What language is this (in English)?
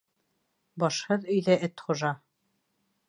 Bashkir